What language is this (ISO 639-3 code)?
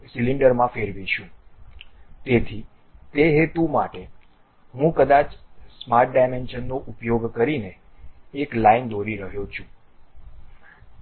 guj